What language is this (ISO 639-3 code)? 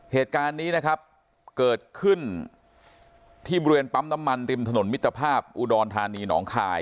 tha